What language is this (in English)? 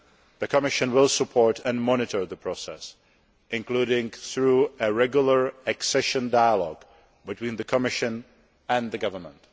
English